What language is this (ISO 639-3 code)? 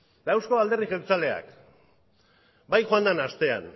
eus